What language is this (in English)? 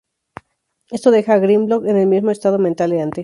Spanish